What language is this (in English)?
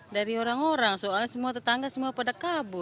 Indonesian